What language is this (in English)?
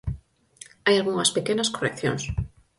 Galician